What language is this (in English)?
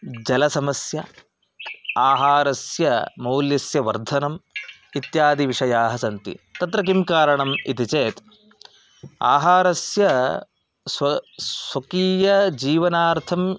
Sanskrit